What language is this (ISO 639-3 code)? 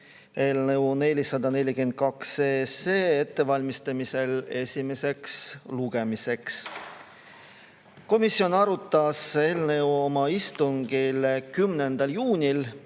est